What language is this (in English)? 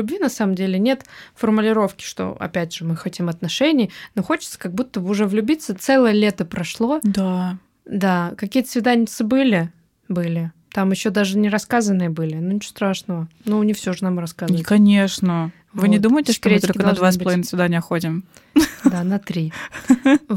Russian